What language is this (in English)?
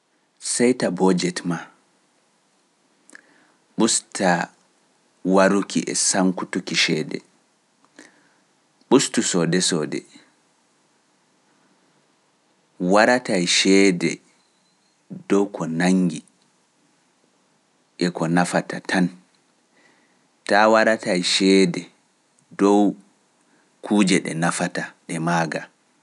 Pular